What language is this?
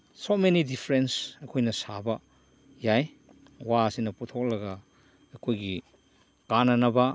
Manipuri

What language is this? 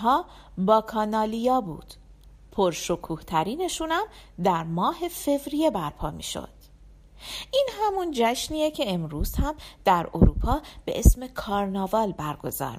Persian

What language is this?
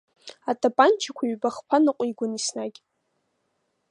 Abkhazian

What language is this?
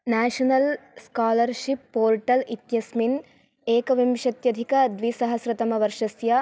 Sanskrit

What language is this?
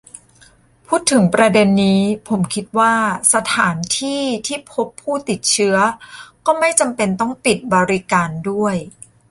Thai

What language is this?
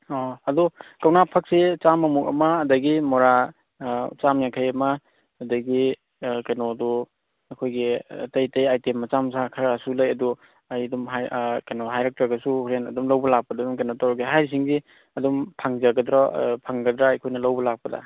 Manipuri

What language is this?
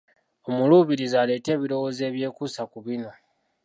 Ganda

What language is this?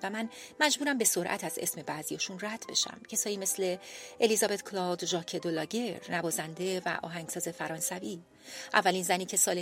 Persian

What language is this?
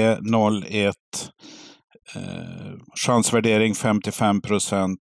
Swedish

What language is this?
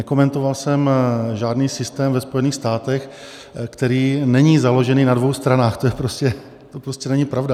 Czech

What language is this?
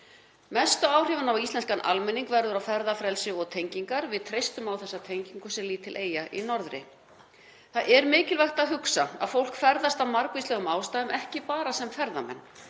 Icelandic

